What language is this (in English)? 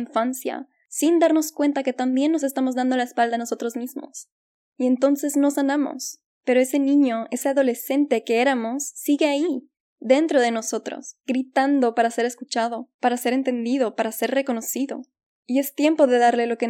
Spanish